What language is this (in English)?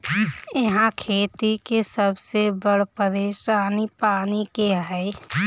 Bhojpuri